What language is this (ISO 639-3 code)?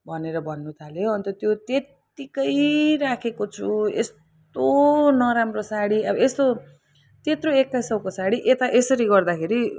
nep